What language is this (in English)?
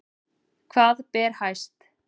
Icelandic